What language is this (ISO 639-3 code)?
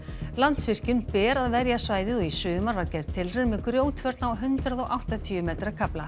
isl